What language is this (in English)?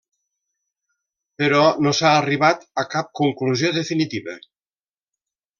Catalan